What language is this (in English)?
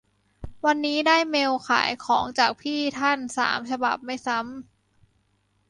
Thai